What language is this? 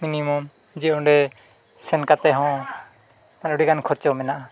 Santali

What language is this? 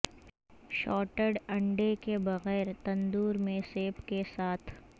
Urdu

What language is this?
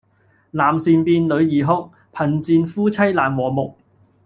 Cantonese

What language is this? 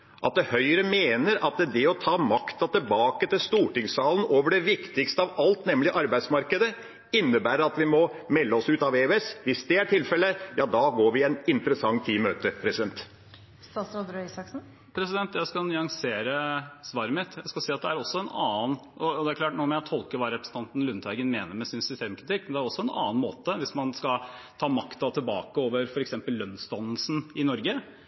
Norwegian Bokmål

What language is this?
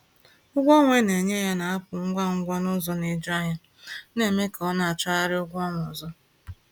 Igbo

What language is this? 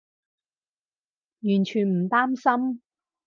Cantonese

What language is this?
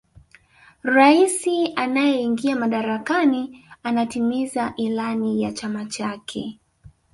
Swahili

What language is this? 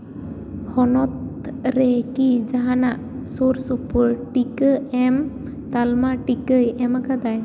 Santali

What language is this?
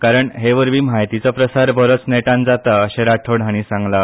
Konkani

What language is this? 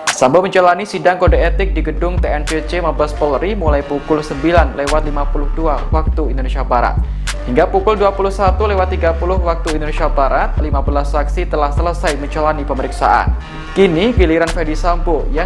Indonesian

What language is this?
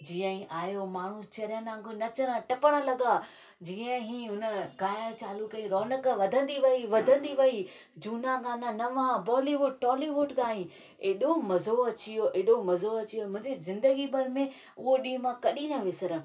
Sindhi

